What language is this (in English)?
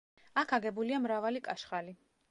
Georgian